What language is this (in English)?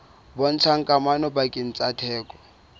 Southern Sotho